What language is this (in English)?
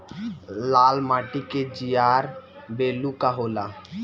Bhojpuri